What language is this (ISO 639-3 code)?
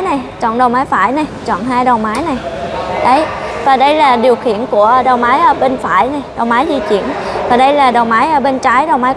vie